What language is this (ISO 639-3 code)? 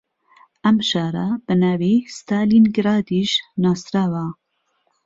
ckb